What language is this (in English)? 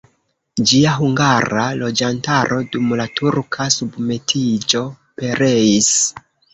Esperanto